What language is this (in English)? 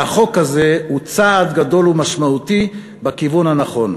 Hebrew